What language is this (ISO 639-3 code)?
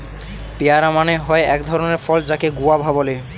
ben